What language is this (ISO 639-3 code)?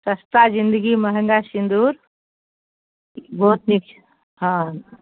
mai